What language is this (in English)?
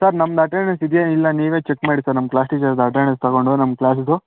Kannada